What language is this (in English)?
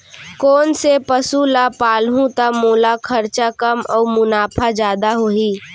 Chhattisgarhi